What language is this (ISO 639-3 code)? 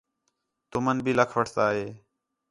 xhe